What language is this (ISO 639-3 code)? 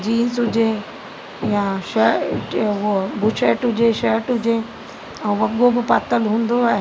snd